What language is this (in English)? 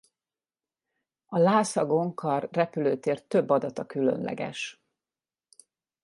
Hungarian